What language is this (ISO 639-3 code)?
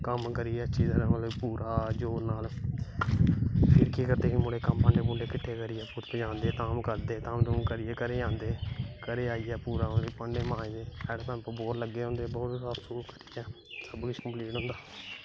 doi